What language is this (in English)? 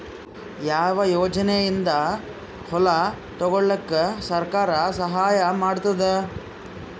Kannada